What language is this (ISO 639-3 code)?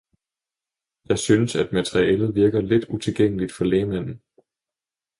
dan